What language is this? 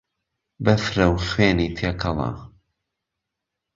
Central Kurdish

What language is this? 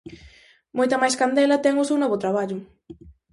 Galician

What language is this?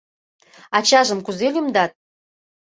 Mari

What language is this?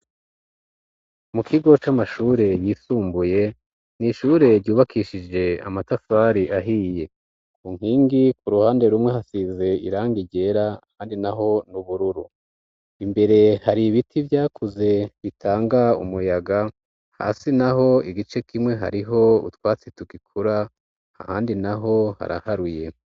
Rundi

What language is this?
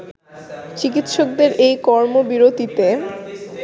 Bangla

